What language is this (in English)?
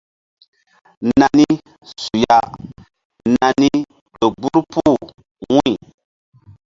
Mbum